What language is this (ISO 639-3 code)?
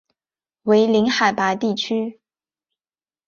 zho